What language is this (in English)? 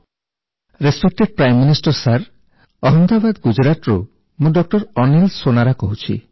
Odia